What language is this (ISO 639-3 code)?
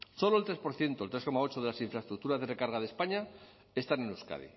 spa